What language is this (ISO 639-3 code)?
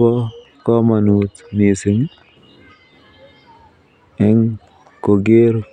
kln